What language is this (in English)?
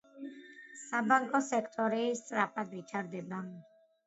Georgian